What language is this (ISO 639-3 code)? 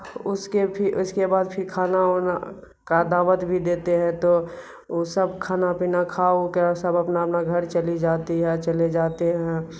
urd